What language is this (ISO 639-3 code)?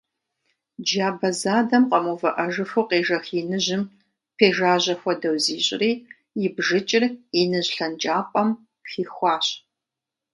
kbd